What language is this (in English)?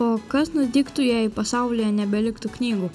Lithuanian